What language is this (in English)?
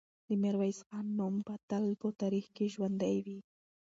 Pashto